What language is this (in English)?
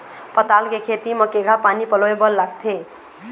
Chhattisgarhi